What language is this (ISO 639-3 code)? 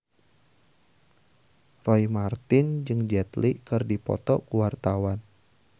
sun